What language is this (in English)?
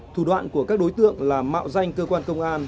Vietnamese